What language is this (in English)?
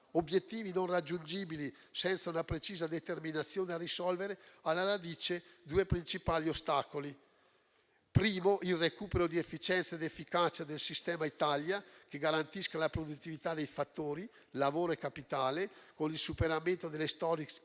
Italian